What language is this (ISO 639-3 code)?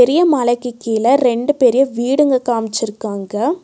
tam